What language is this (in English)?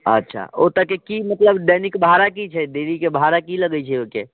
Maithili